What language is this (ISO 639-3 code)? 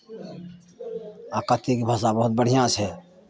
mai